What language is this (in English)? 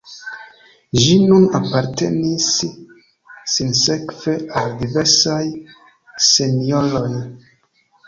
Esperanto